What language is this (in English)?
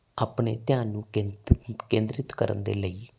Punjabi